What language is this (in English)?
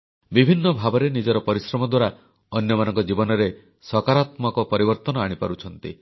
Odia